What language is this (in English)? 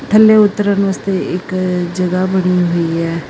Punjabi